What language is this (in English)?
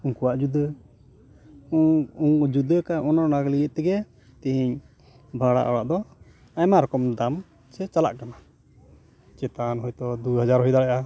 Santali